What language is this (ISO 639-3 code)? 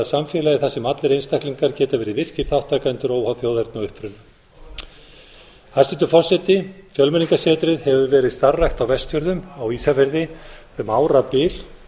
isl